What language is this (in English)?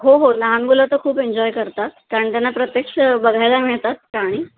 Marathi